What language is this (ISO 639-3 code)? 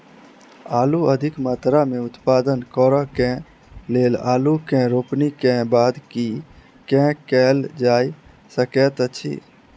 mai